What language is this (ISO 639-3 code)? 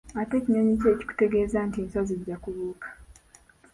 lug